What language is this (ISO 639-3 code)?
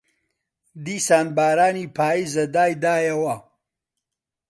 ckb